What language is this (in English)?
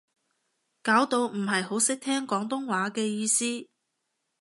Cantonese